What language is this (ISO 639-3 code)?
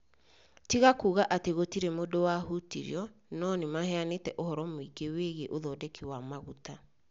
kik